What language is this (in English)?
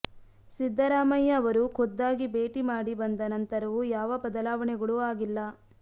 Kannada